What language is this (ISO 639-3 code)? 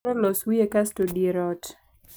luo